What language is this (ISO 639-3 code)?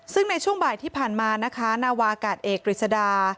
tha